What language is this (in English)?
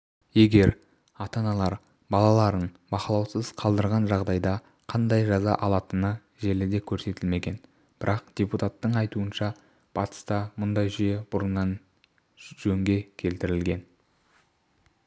Kazakh